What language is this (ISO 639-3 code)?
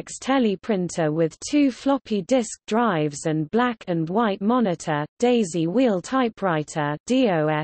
eng